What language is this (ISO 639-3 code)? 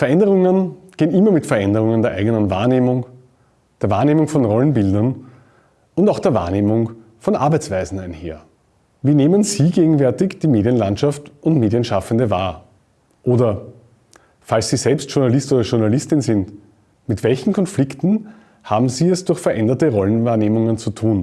deu